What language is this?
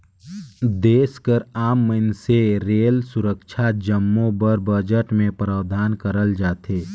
Chhattisgarhi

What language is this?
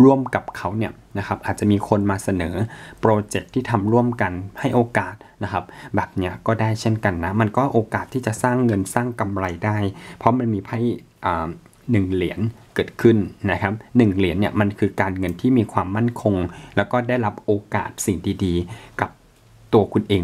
Thai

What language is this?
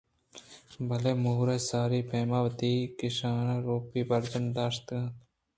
Eastern Balochi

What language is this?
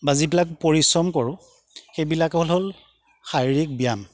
Assamese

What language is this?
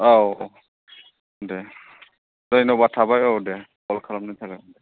Bodo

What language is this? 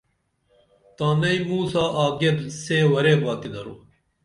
Dameli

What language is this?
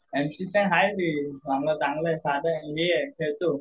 Marathi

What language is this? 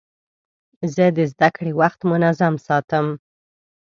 Pashto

